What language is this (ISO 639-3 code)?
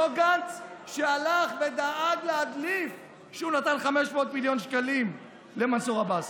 heb